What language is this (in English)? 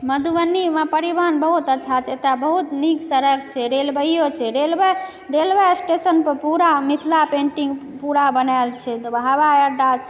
Maithili